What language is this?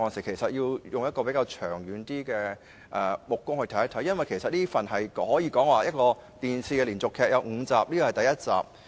Cantonese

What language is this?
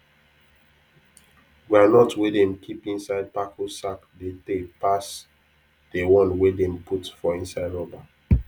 Nigerian Pidgin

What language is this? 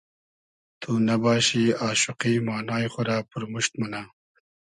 Hazaragi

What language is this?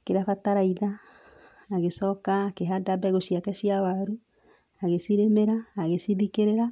Kikuyu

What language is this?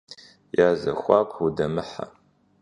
Kabardian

